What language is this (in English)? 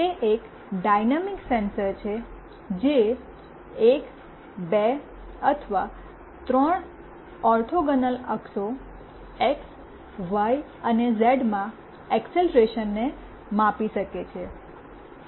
Gujarati